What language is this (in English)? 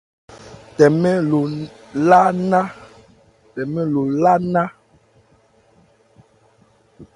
Ebrié